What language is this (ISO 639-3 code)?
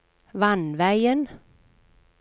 nor